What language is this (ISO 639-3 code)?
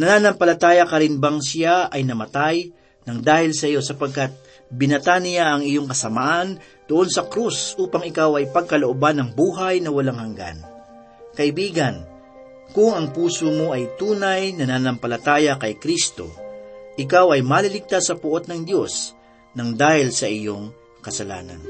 fil